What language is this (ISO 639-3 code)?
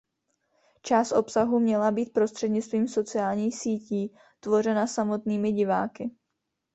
ces